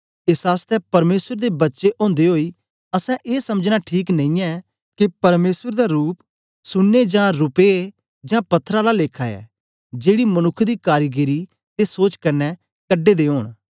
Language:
Dogri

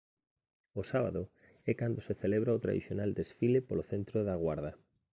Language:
Galician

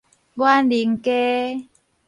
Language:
Min Nan Chinese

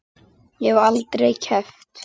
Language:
Icelandic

